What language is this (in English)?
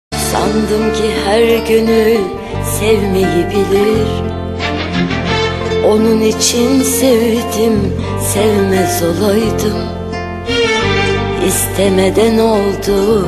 Turkish